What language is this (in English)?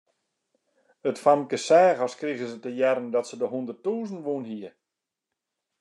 Western Frisian